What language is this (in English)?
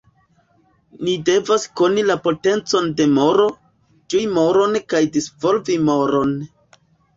Esperanto